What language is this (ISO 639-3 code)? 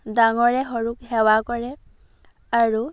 asm